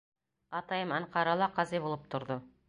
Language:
Bashkir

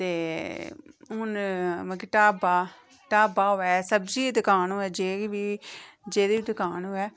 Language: Dogri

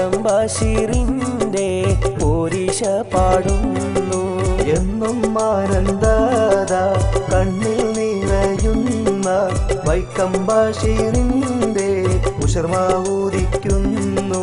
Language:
Malayalam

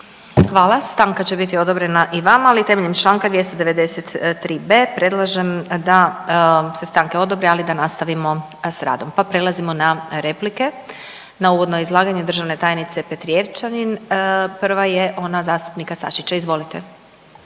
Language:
Croatian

